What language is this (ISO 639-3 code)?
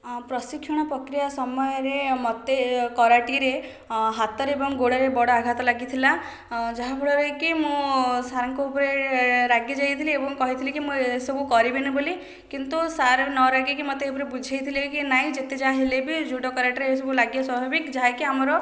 ori